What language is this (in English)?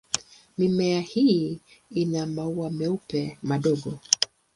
Swahili